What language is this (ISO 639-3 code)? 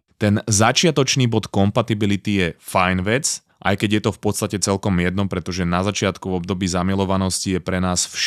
slk